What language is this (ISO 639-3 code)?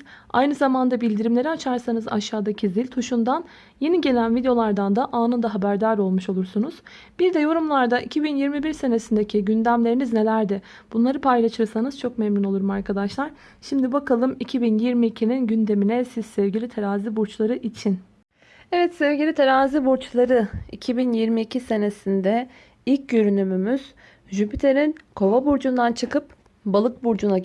tur